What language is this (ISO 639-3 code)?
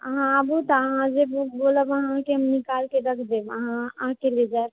mai